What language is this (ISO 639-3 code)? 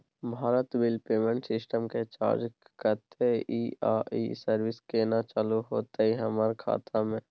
mai